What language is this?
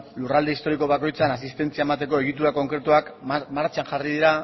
Basque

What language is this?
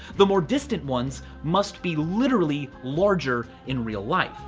English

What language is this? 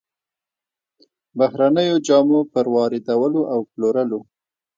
Pashto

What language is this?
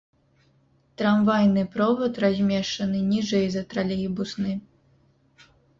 Belarusian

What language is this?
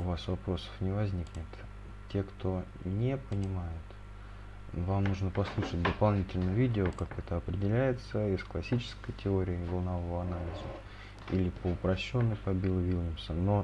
Russian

